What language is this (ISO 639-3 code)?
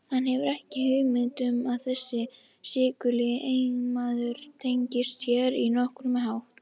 isl